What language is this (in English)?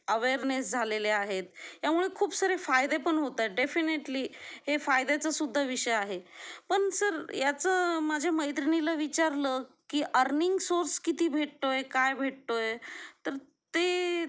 Marathi